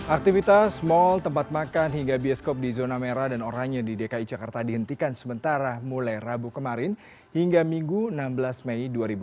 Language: Indonesian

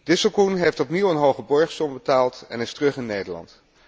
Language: Dutch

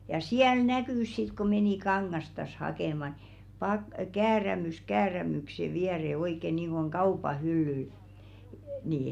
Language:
Finnish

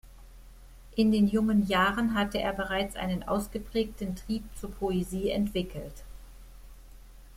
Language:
German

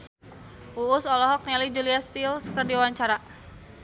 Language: Sundanese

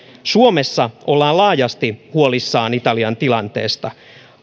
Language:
Finnish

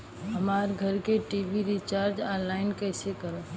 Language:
Bhojpuri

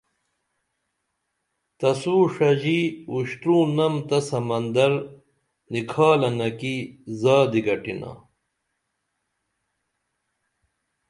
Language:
Dameli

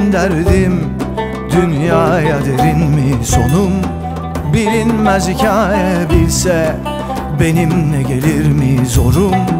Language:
Turkish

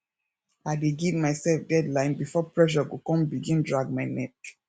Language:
Nigerian Pidgin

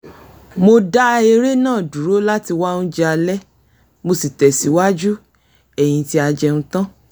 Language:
Yoruba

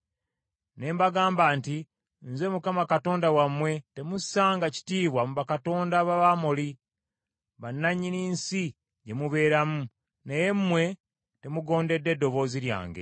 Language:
Ganda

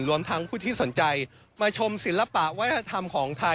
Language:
Thai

